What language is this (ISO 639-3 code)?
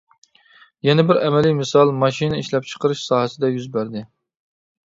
uig